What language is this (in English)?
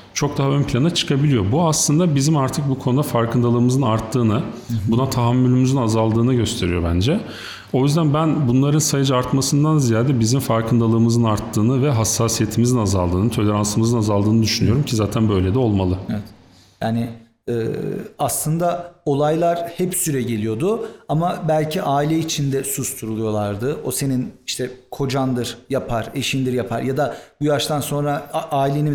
Turkish